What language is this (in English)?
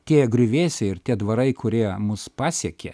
Lithuanian